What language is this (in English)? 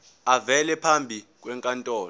Zulu